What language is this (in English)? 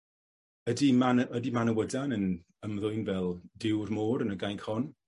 Welsh